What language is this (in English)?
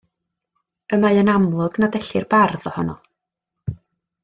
Welsh